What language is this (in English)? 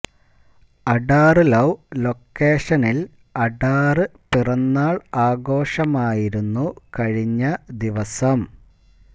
Malayalam